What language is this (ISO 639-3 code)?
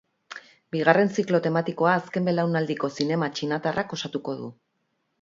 eus